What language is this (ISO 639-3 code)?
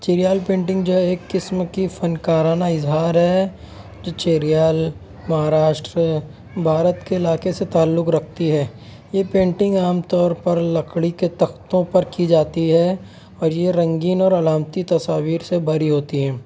urd